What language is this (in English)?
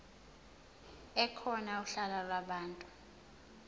Zulu